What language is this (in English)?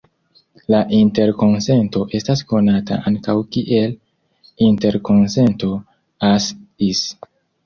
Esperanto